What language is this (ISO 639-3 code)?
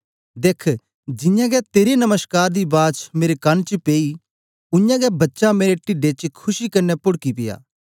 doi